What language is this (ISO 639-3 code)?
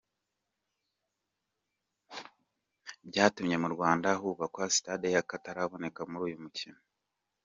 kin